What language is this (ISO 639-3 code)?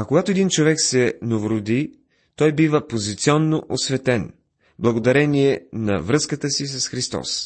bul